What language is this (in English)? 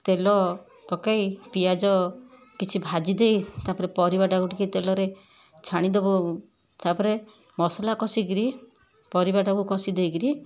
Odia